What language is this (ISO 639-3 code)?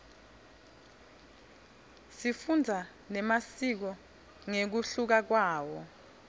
ssw